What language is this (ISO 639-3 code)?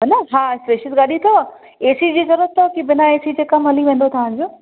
snd